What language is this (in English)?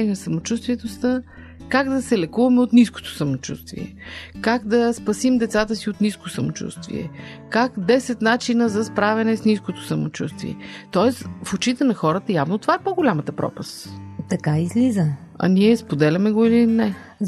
Bulgarian